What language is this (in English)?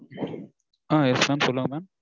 Tamil